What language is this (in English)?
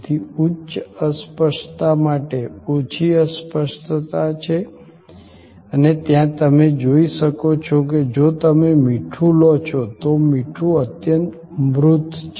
Gujarati